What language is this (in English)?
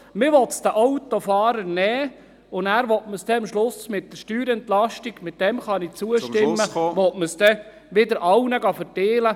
Swiss German